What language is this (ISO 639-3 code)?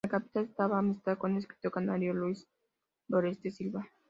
spa